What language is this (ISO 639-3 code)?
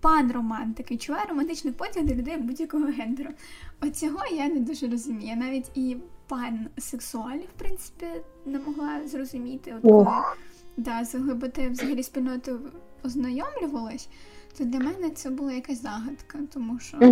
ukr